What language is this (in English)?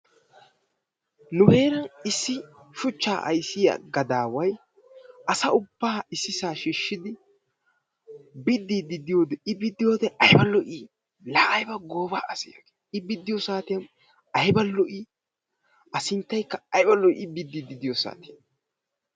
Wolaytta